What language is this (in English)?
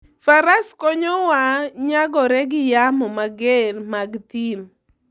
Luo (Kenya and Tanzania)